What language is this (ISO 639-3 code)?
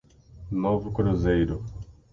por